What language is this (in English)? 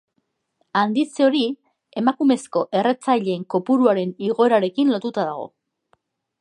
Basque